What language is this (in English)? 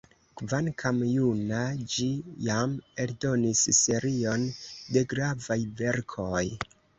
Esperanto